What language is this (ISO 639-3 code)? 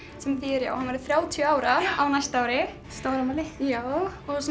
isl